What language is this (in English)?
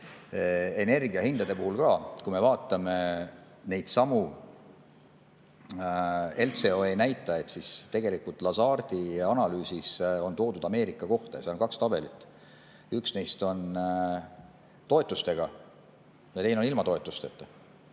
Estonian